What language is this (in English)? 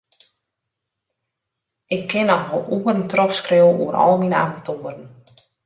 Western Frisian